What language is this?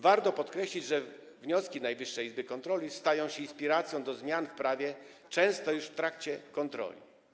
Polish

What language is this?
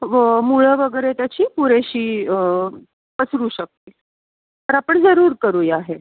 Marathi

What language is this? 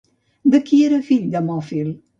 Catalan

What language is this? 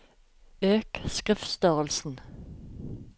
Norwegian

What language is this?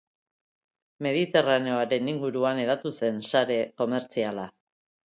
Basque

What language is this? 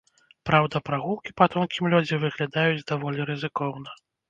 Belarusian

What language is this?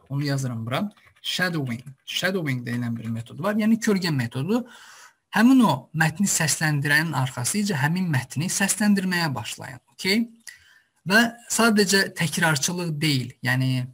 Turkish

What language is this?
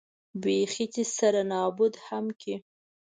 Pashto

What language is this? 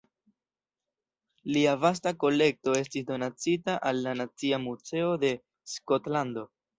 Esperanto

